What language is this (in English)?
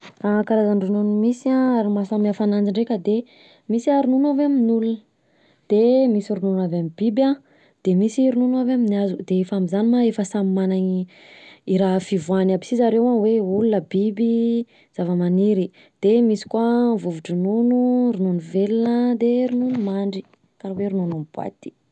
Southern Betsimisaraka Malagasy